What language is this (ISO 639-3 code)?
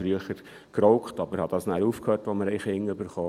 gsw